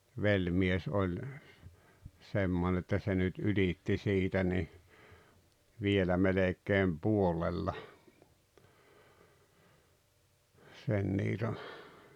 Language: Finnish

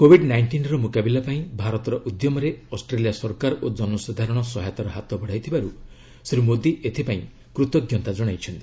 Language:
Odia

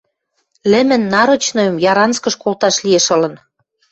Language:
Western Mari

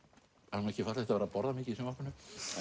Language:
Icelandic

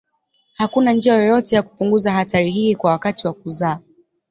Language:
Swahili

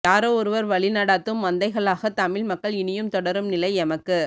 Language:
Tamil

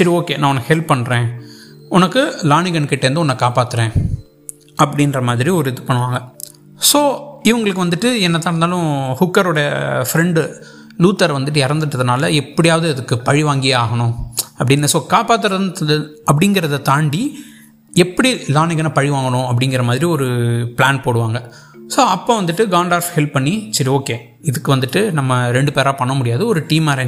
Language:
Tamil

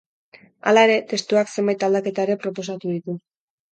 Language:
Basque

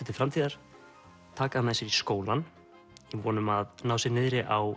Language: Icelandic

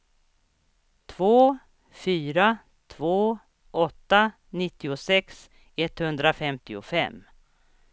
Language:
Swedish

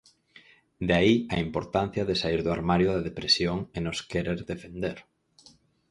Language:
Galician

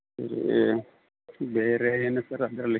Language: Kannada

